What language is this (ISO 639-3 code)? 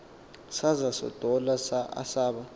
xho